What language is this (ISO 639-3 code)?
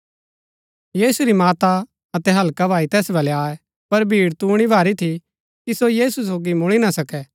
gbk